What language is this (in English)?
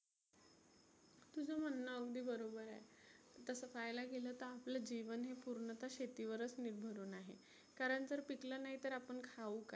Marathi